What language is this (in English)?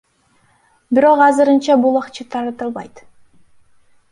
Kyrgyz